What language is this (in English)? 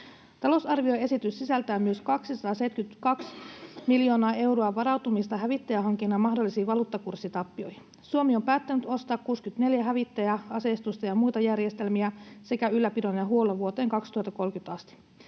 Finnish